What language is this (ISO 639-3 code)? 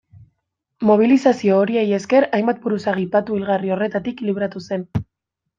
eus